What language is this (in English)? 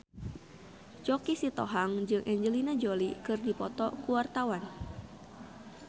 Sundanese